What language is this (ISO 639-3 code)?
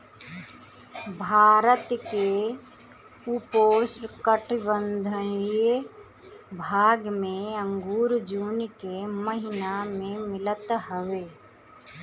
bho